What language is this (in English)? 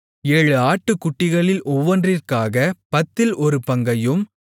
Tamil